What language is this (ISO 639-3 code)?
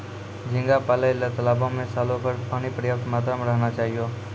mai